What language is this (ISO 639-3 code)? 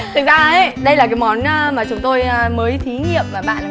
vie